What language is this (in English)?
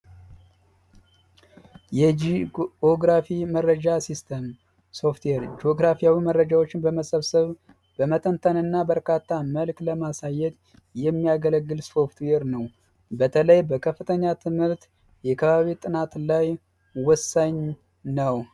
Amharic